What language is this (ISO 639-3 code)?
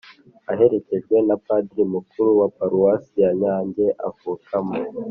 kin